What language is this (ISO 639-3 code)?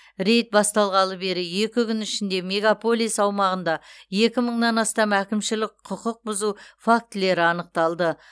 kaz